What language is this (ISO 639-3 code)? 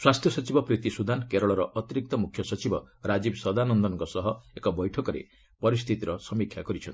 ori